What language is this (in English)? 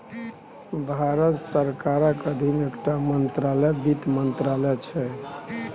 Maithili